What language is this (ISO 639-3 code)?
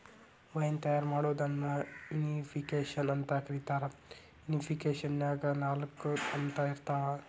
kan